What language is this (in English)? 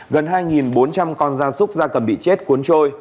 Vietnamese